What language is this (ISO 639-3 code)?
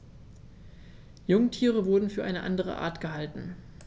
deu